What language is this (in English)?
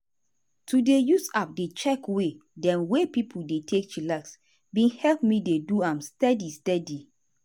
Nigerian Pidgin